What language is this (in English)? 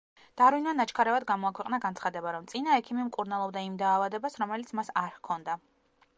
Georgian